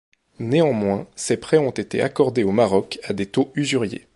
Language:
French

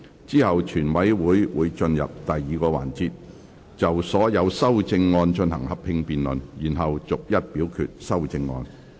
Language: Cantonese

